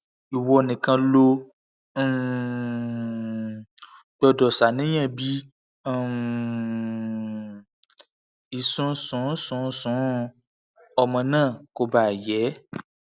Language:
Yoruba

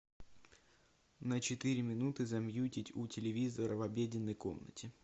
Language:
Russian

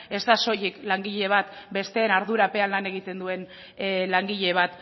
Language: Basque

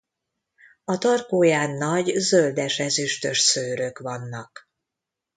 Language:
Hungarian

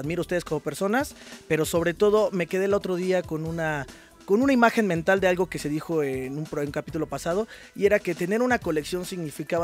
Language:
Spanish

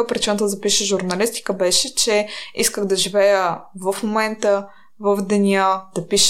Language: Bulgarian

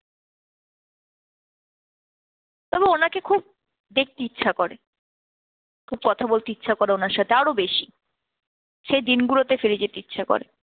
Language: Bangla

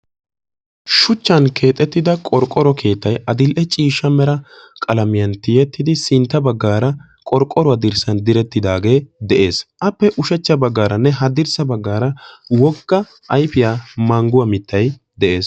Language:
Wolaytta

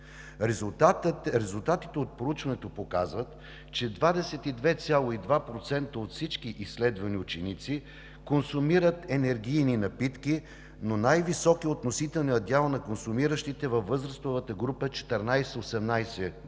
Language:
Bulgarian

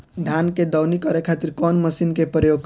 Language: Bhojpuri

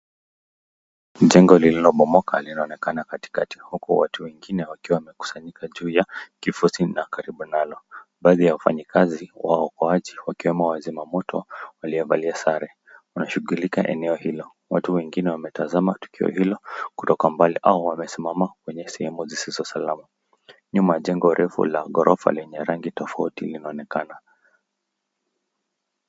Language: Swahili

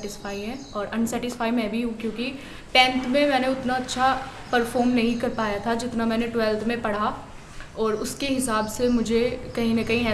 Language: Hindi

